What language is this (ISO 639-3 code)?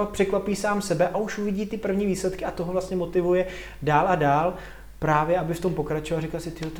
ces